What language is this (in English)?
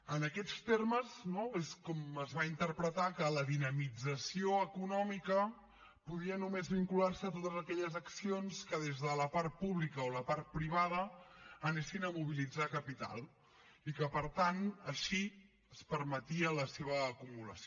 Catalan